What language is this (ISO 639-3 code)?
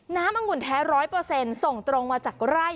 tha